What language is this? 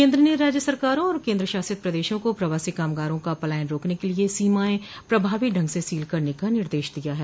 Hindi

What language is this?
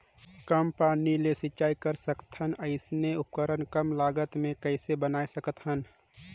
Chhattisgarhi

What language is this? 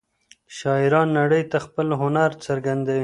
Pashto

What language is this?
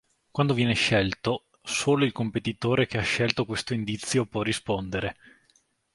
Italian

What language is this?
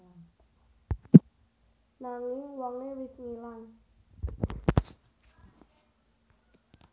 Javanese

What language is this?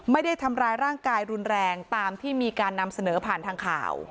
Thai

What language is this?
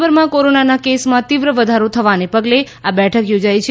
Gujarati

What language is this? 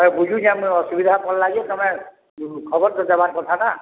Odia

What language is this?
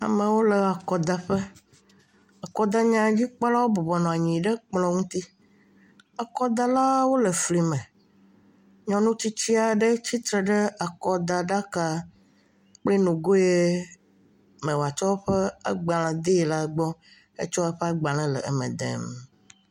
Ewe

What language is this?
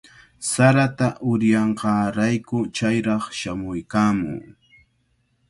Cajatambo North Lima Quechua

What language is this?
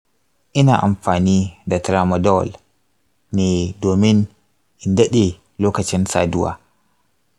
Hausa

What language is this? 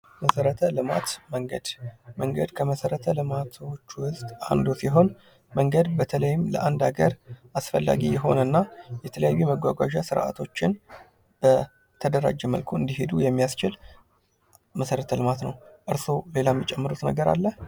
Amharic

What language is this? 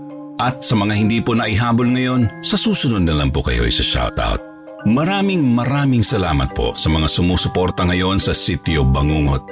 Filipino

